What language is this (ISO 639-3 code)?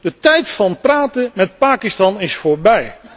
nld